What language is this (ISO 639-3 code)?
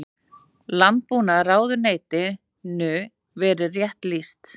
isl